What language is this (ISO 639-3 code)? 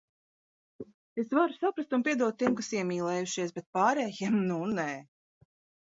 lav